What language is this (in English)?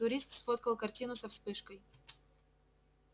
Russian